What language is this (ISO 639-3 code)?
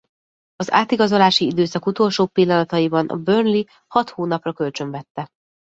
hun